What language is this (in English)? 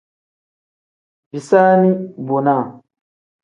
Tem